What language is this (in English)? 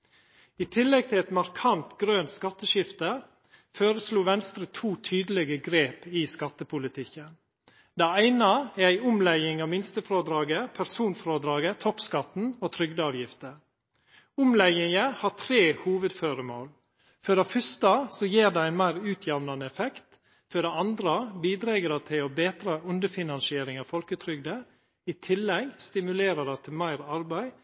Norwegian Nynorsk